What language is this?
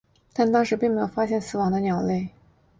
Chinese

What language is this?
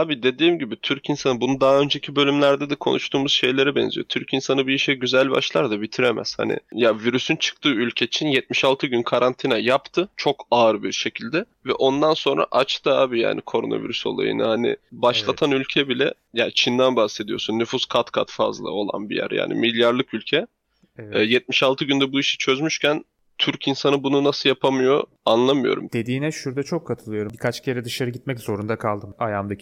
Turkish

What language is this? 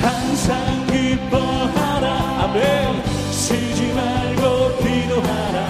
Korean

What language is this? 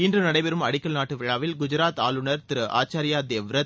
Tamil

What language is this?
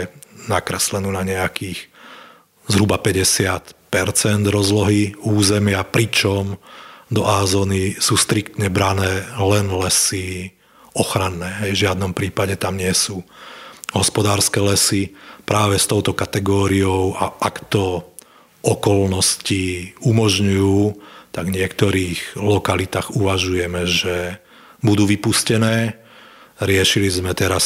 Slovak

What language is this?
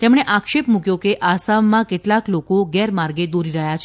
Gujarati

